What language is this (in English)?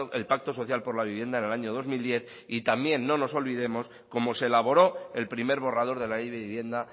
Spanish